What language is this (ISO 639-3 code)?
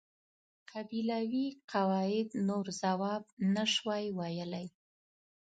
pus